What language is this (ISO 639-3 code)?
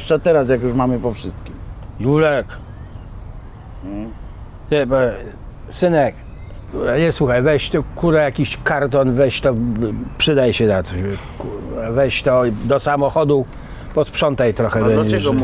pol